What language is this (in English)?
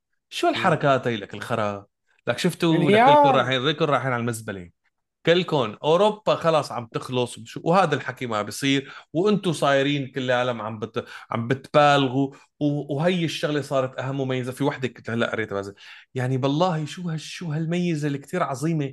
Arabic